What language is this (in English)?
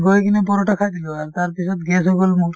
Assamese